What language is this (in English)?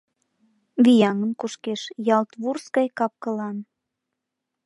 Mari